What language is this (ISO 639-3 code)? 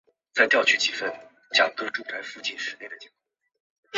zho